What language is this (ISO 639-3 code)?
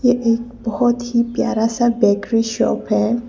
hin